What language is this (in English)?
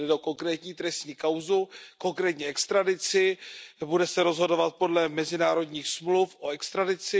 Czech